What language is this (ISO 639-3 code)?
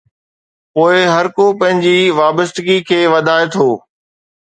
snd